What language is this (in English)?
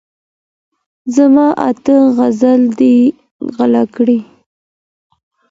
Pashto